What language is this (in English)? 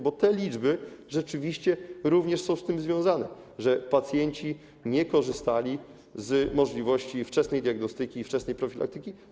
Polish